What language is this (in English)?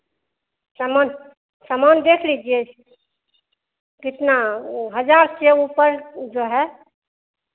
Hindi